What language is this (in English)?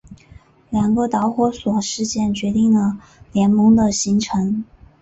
Chinese